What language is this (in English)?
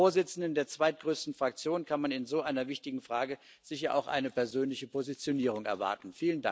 German